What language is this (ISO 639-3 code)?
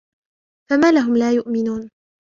ara